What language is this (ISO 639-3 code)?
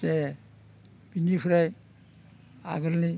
brx